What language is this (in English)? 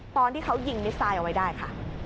Thai